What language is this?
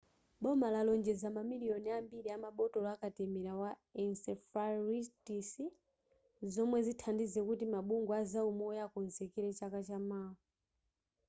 Nyanja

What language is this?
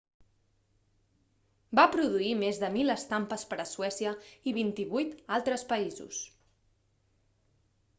Catalan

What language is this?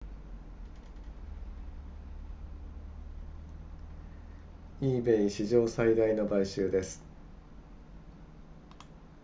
Japanese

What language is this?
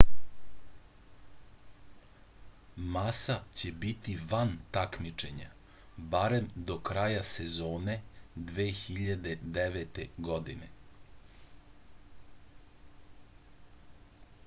Serbian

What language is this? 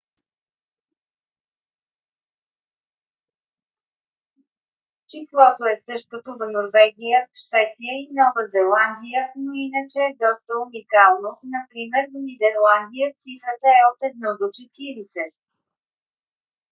Bulgarian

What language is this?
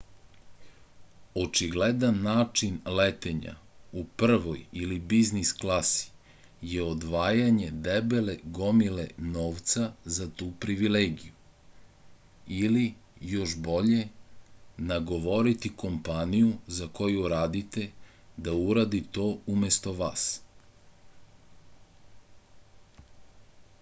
Serbian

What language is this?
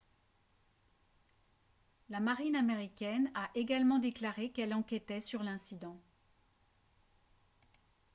French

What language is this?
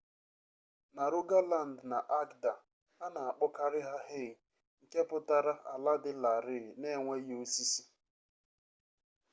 Igbo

